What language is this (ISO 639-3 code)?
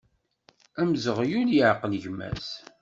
kab